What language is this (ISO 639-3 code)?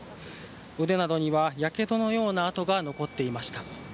jpn